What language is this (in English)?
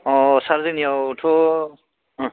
Bodo